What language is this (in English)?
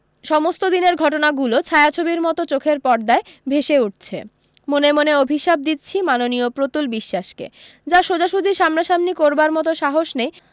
Bangla